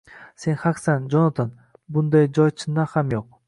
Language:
Uzbek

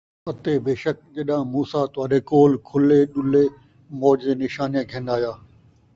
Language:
Saraiki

